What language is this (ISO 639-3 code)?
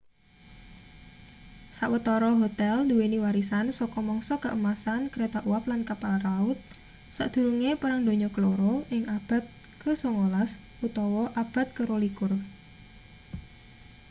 jav